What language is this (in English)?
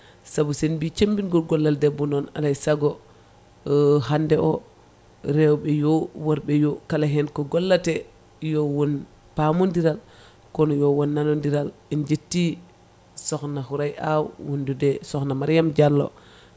Fula